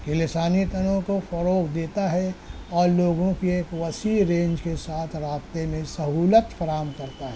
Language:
Urdu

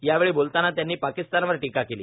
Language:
Marathi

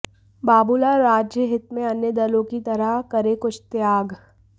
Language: Hindi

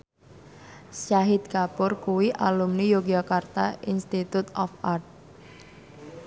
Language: Javanese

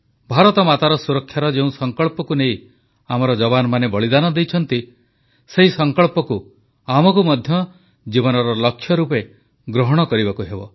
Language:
Odia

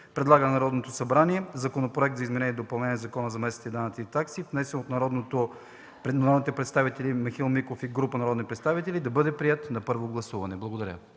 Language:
Bulgarian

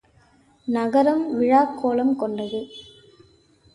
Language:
Tamil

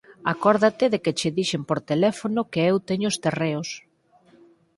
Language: Galician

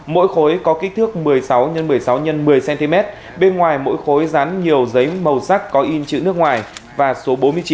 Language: Vietnamese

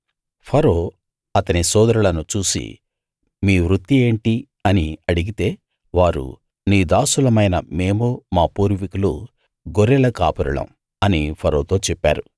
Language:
Telugu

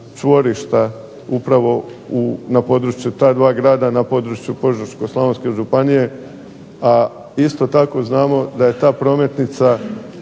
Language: Croatian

